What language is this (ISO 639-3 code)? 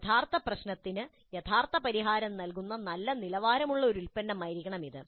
mal